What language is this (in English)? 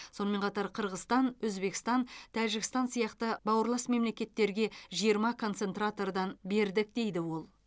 Kazakh